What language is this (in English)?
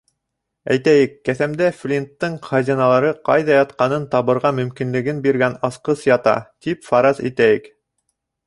Bashkir